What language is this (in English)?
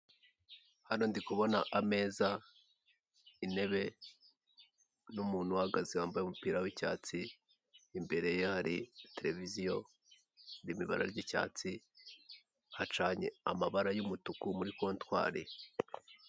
Kinyarwanda